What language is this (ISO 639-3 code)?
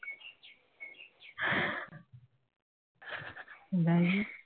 ben